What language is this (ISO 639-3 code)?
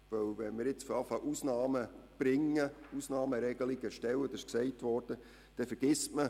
gsw